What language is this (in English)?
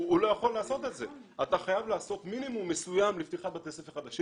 Hebrew